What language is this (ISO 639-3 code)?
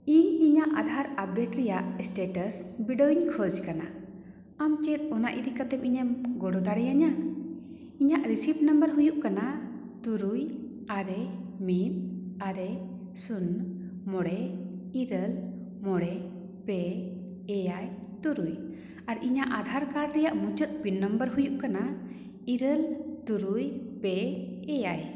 sat